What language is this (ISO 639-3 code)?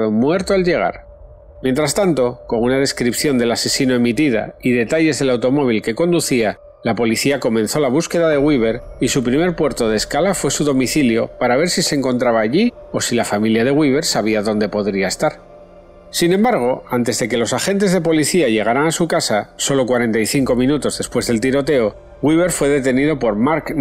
spa